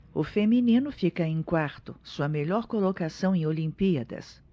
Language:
Portuguese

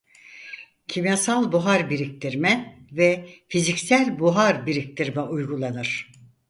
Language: Turkish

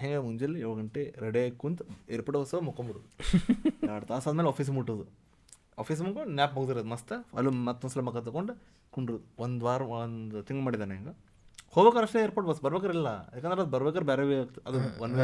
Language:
Kannada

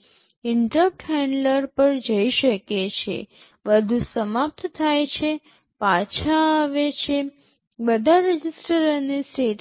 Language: Gujarati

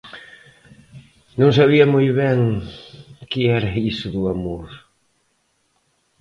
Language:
Galician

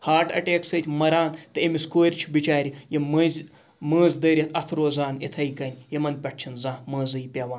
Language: Kashmiri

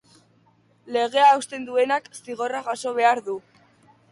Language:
Basque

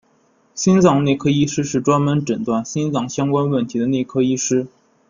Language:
Chinese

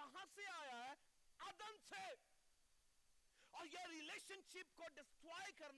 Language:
Urdu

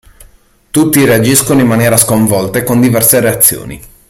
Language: Italian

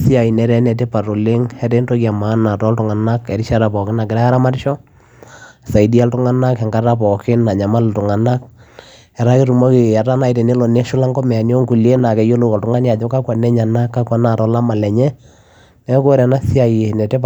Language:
Masai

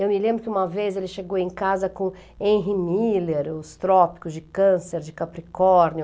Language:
Portuguese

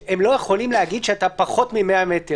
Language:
Hebrew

